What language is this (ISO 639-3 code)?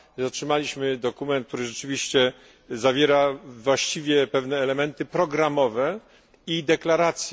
pol